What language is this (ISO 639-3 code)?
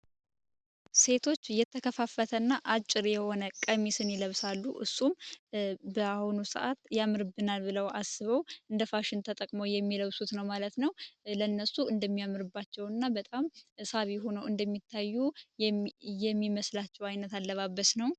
amh